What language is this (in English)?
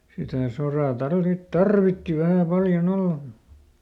Finnish